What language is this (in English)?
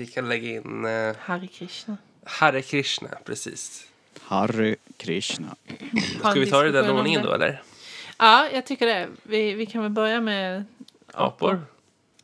Swedish